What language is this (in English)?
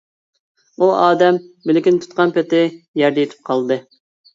Uyghur